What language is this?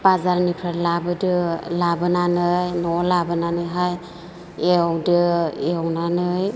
Bodo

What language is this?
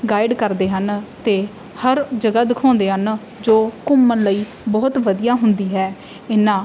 Punjabi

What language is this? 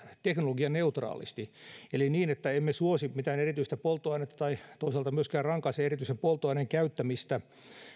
Finnish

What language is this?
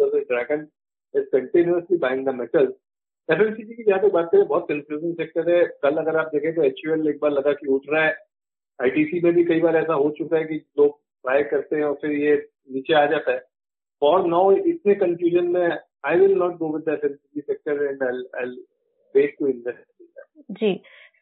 Hindi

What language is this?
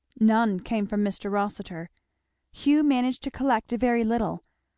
English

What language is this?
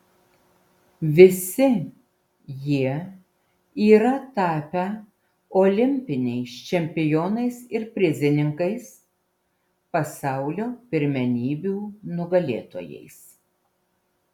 Lithuanian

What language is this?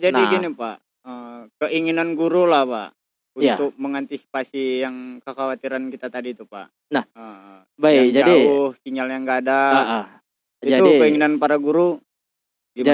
Indonesian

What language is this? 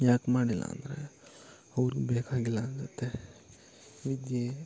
Kannada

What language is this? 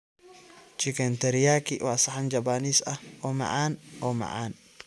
Somali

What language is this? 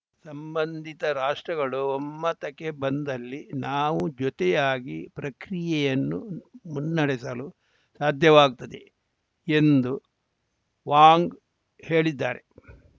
Kannada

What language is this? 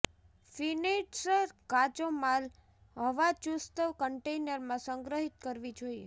Gujarati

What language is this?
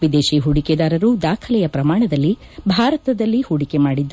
Kannada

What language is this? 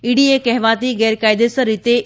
Gujarati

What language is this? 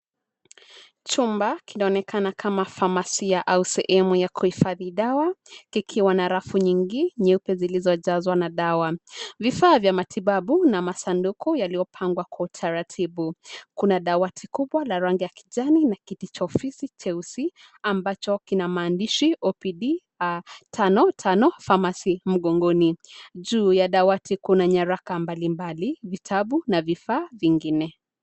Swahili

